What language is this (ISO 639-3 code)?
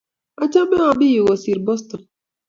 kln